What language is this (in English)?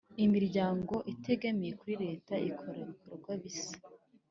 Kinyarwanda